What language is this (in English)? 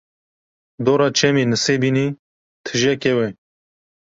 Kurdish